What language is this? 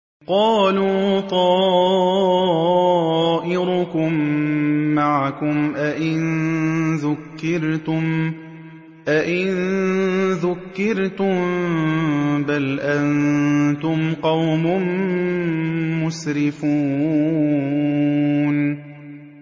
Arabic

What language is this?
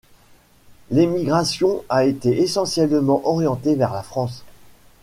French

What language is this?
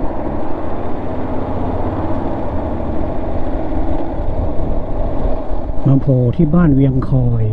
Thai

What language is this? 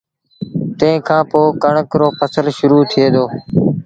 Sindhi Bhil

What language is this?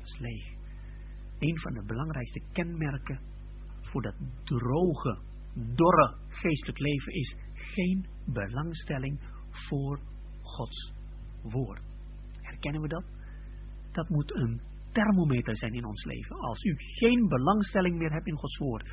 Dutch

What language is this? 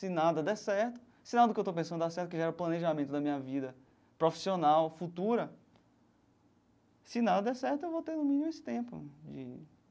Portuguese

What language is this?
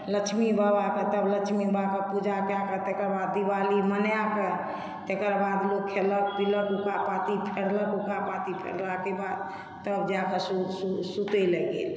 Maithili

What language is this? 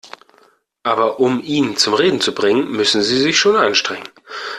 German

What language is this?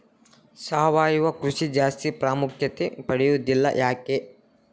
Kannada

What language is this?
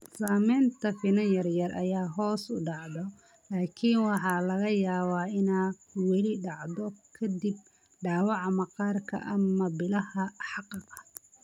Somali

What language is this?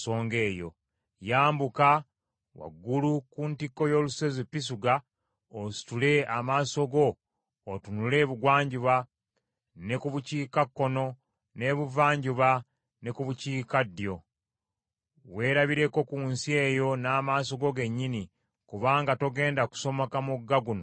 Ganda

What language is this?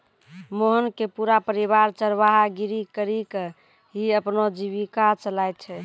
Maithili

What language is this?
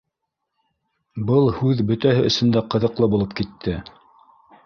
Bashkir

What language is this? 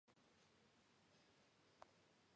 Georgian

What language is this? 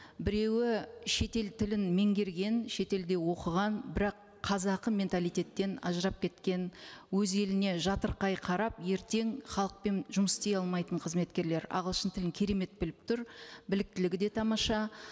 Kazakh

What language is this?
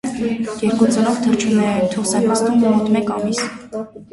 Armenian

